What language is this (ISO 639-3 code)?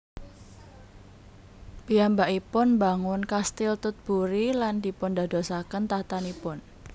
jav